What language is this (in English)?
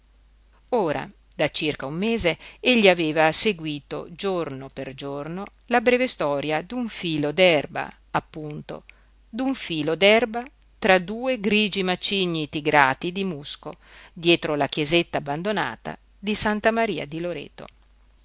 Italian